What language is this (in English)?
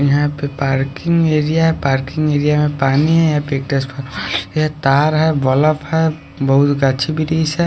Hindi